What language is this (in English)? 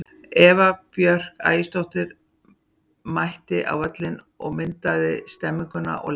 Icelandic